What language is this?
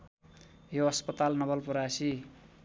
Nepali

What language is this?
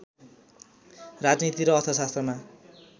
Nepali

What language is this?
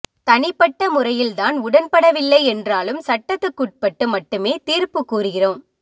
Tamil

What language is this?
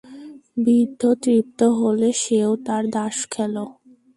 Bangla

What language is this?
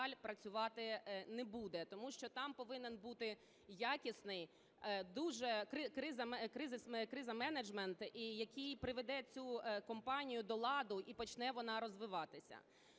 Ukrainian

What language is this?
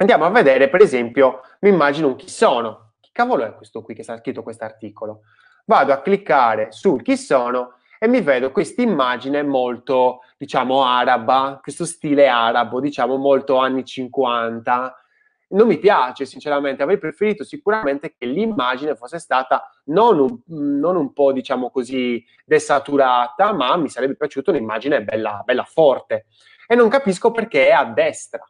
Italian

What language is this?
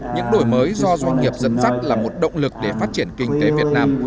Vietnamese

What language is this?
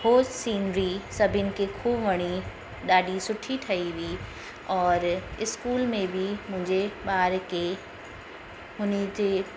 Sindhi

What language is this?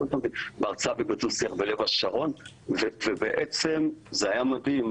Hebrew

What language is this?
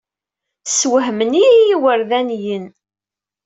Kabyle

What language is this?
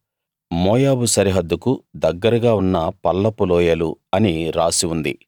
Telugu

